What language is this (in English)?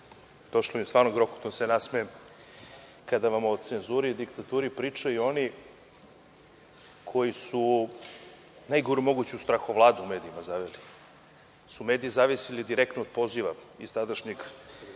Serbian